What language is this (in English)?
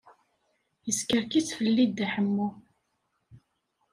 Kabyle